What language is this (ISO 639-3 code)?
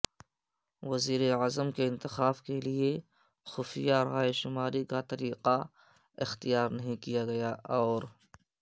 urd